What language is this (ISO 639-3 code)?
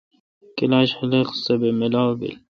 xka